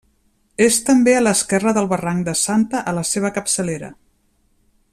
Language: Catalan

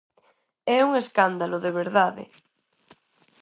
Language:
Galician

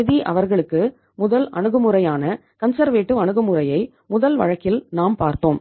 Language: Tamil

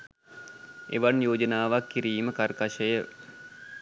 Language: Sinhala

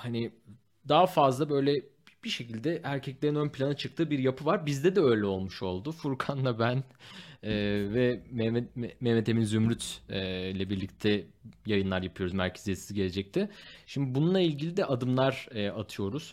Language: Turkish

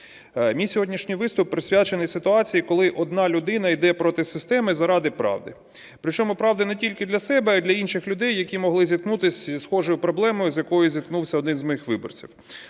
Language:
Ukrainian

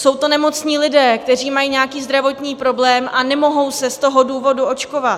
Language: Czech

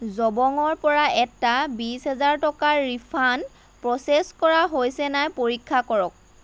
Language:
Assamese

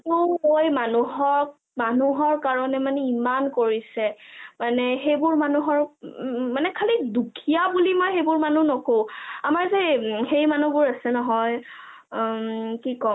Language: Assamese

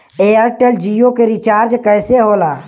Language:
Bhojpuri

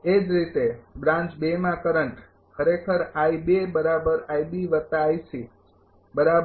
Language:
Gujarati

